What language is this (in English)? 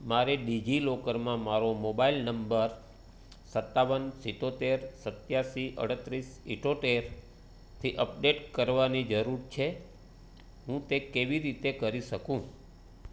Gujarati